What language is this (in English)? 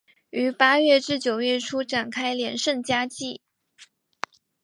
Chinese